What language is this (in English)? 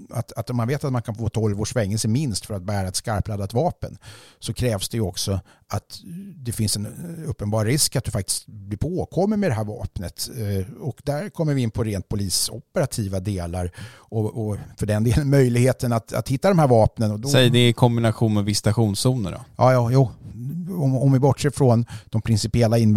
Swedish